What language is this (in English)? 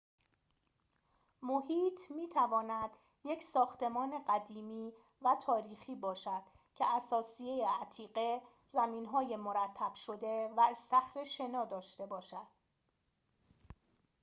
Persian